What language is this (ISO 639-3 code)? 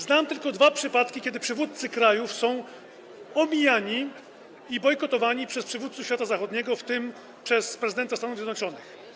pol